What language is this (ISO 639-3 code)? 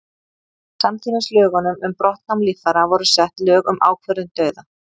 isl